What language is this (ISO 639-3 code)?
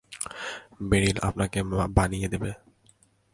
ben